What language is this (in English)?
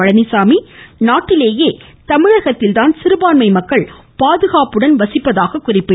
Tamil